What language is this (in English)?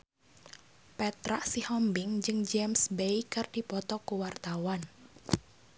Sundanese